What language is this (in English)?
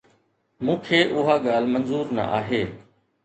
Sindhi